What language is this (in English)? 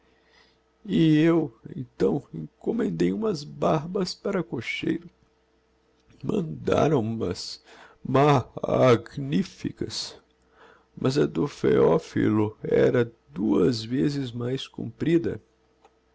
Portuguese